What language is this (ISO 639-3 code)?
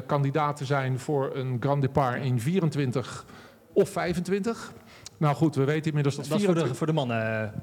nld